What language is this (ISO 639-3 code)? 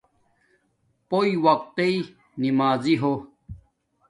dmk